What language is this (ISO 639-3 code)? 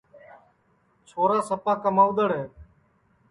ssi